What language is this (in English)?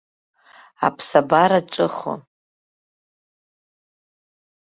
Abkhazian